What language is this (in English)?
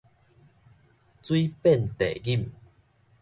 Min Nan Chinese